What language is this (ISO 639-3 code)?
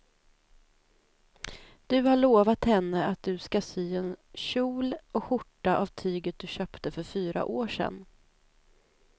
swe